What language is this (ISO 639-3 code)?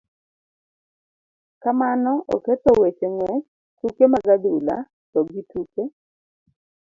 luo